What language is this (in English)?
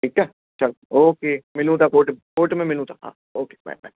Sindhi